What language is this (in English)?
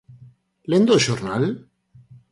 Galician